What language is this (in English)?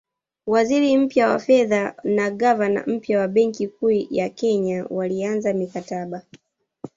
Swahili